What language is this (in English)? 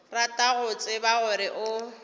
Northern Sotho